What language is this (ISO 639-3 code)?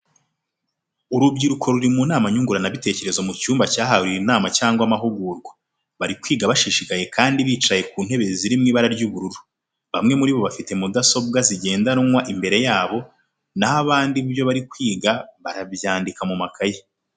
kin